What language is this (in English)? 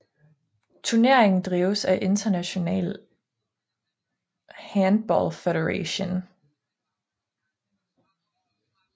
Danish